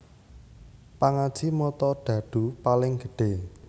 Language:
Javanese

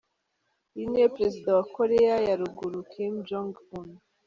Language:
Kinyarwanda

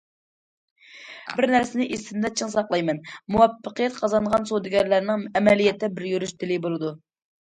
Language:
Uyghur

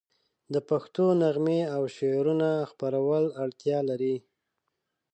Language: Pashto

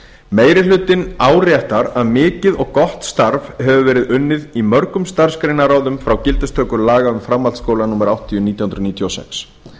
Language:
Icelandic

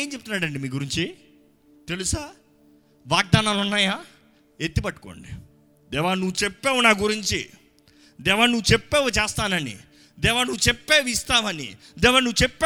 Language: Telugu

